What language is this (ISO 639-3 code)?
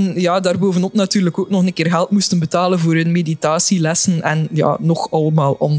nld